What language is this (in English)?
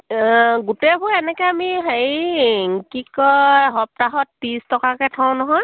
Assamese